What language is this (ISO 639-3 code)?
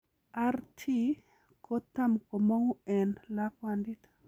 kln